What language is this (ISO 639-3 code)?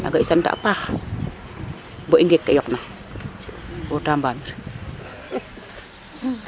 srr